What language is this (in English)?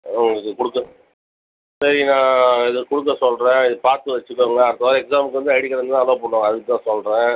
Tamil